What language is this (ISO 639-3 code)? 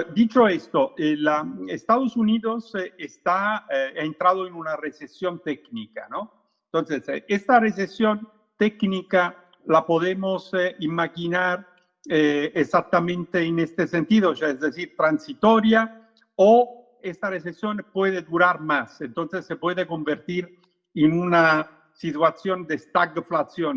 spa